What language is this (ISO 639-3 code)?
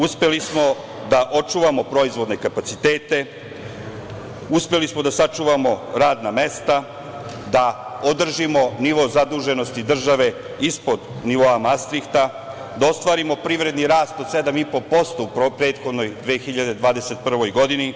srp